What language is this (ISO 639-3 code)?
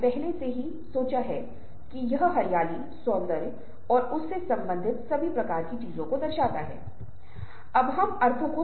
hin